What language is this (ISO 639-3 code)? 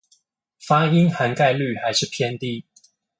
zho